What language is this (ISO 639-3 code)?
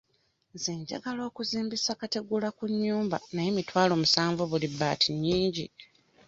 lug